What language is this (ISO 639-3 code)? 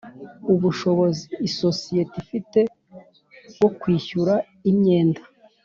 kin